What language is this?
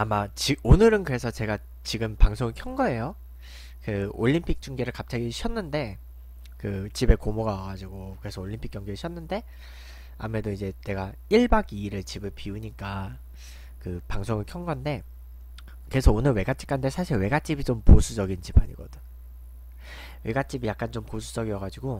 Korean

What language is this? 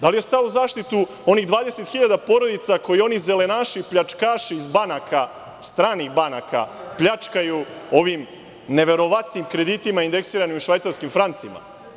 Serbian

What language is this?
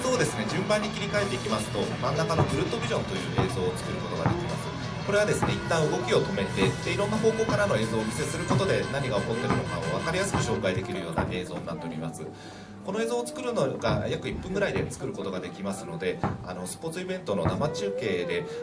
Japanese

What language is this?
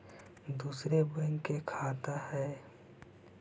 Magahi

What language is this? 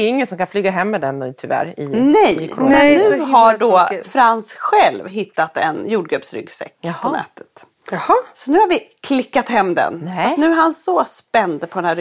Swedish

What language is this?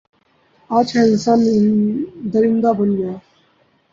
Urdu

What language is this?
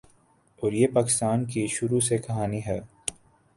Urdu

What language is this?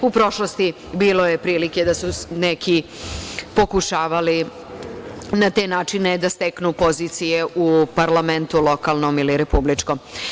Serbian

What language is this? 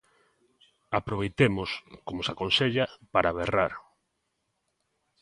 Galician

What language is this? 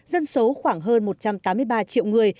Vietnamese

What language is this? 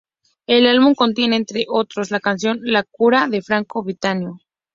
Spanish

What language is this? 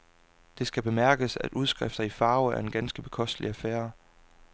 Danish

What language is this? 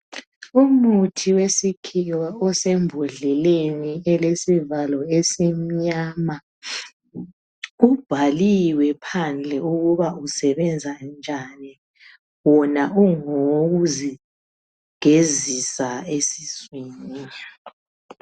North Ndebele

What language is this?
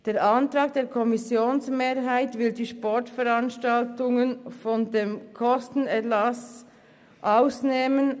Swiss German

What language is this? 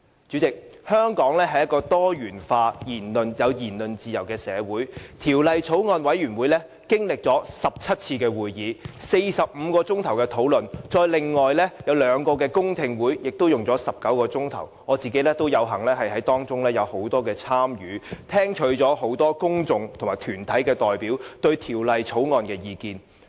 Cantonese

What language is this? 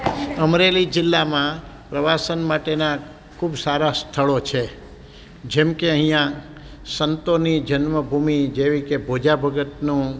Gujarati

